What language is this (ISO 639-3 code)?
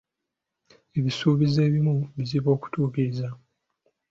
lug